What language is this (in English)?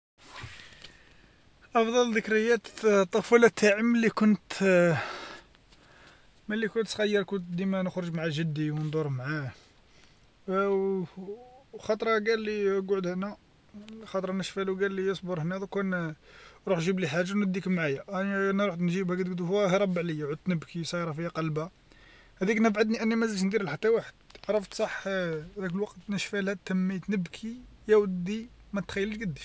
Algerian Arabic